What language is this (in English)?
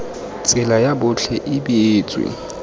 Tswana